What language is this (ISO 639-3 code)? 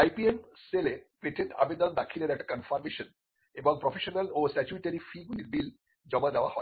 ben